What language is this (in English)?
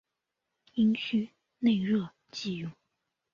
Chinese